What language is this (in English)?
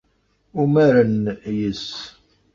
Kabyle